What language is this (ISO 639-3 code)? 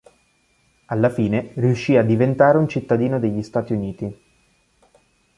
ita